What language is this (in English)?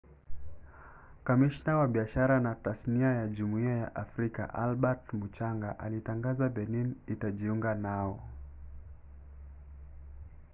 Swahili